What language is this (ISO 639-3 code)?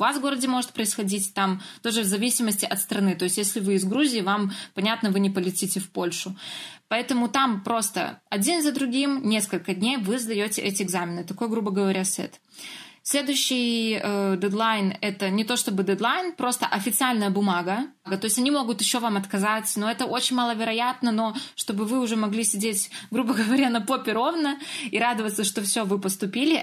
rus